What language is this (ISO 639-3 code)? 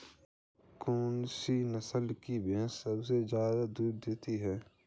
hin